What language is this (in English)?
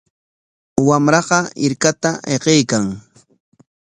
Corongo Ancash Quechua